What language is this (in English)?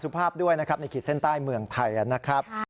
Thai